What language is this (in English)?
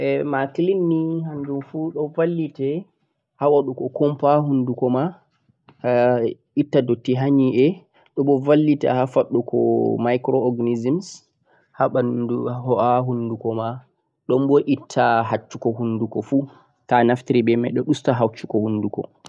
Central-Eastern Niger Fulfulde